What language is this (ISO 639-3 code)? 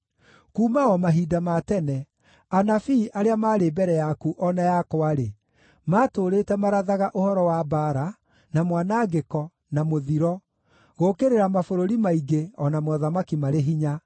kik